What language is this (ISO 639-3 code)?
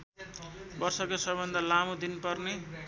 nep